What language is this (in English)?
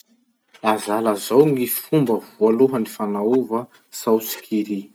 Masikoro Malagasy